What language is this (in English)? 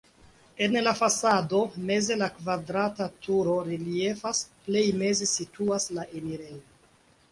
Esperanto